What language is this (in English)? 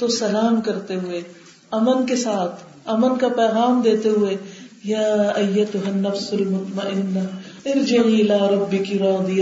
Urdu